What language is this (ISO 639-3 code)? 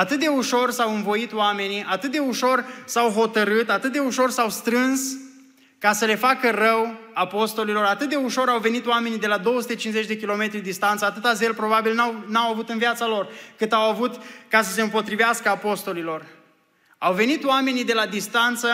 ron